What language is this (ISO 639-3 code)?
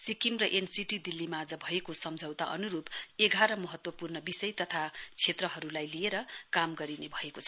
nep